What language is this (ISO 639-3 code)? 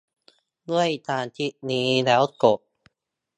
tha